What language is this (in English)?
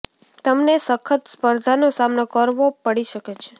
Gujarati